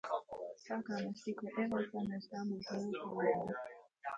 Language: Latvian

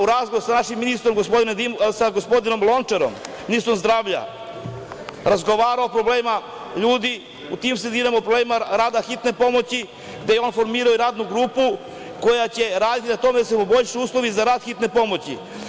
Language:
Serbian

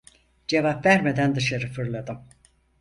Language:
Turkish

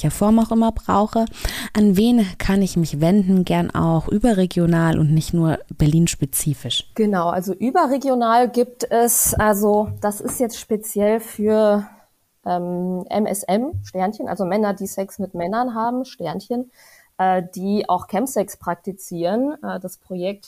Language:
German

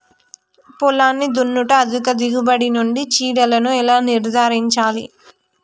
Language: Telugu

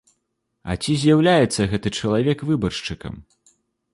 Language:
Belarusian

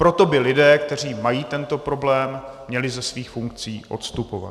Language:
Czech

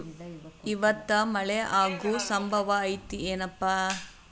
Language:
Kannada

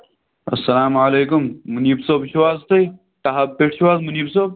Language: Kashmiri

